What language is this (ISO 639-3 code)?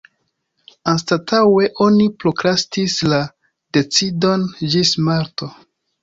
epo